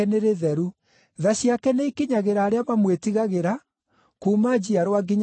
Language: Kikuyu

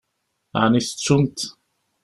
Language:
Kabyle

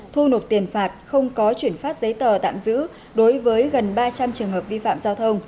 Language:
Vietnamese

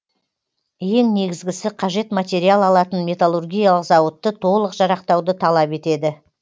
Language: Kazakh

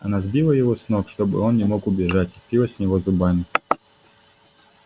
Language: Russian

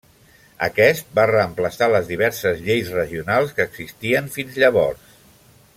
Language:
Catalan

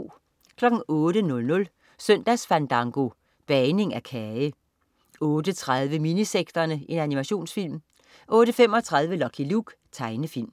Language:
Danish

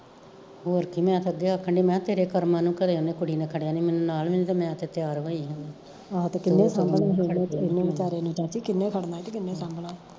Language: Punjabi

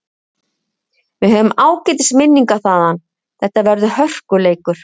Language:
Icelandic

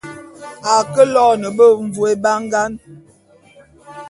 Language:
Bulu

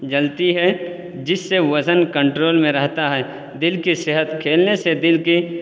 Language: Urdu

